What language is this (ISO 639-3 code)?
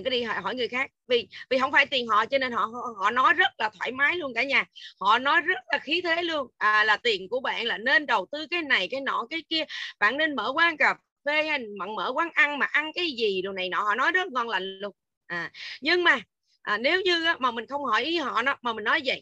vie